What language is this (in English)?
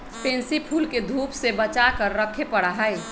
Magahi